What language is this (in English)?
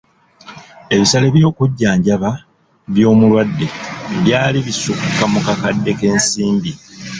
Ganda